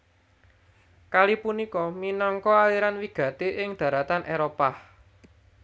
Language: Javanese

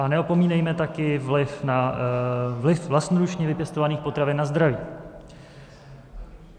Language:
Czech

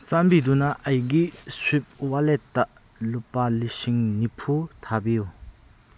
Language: Manipuri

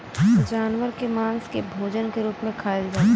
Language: Bhojpuri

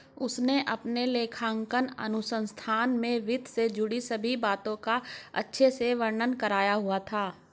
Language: Hindi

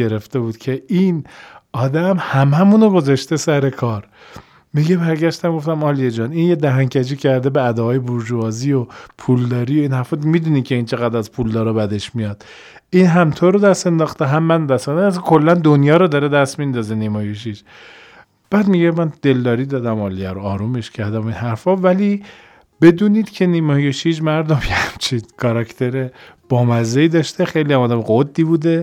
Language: Persian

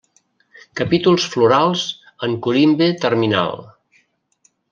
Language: Catalan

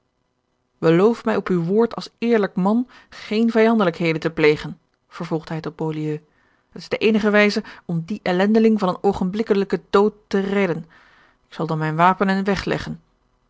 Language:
Dutch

